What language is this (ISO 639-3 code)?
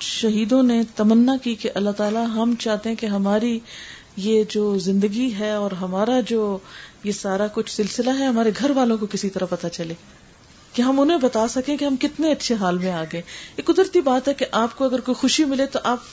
urd